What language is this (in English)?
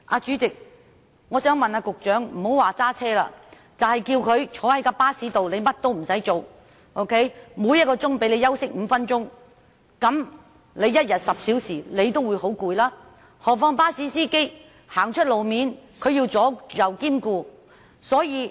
Cantonese